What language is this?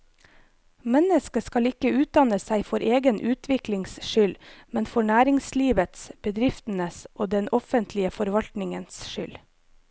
Norwegian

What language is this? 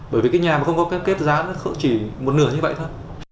Vietnamese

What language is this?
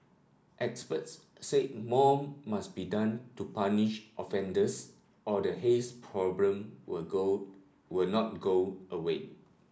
English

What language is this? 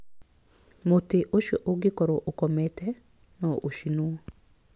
Kikuyu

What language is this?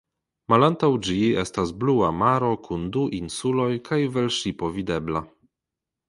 Esperanto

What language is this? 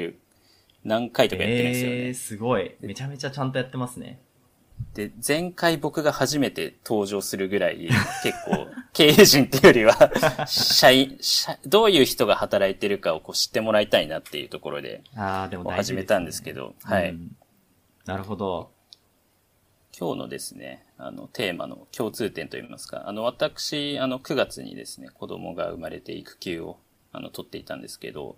Japanese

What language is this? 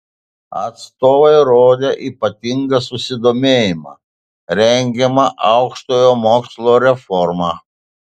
Lithuanian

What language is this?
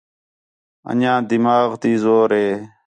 Khetrani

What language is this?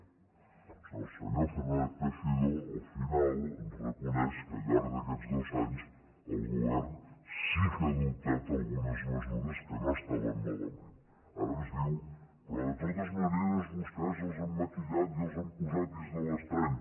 Catalan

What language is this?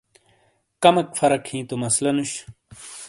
Shina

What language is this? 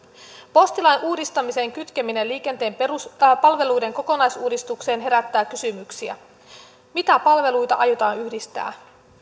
Finnish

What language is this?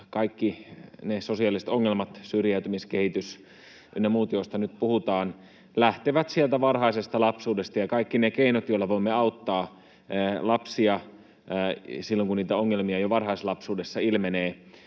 Finnish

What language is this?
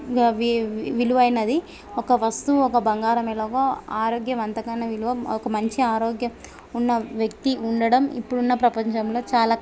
Telugu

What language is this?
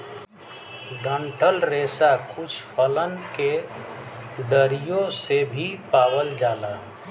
Bhojpuri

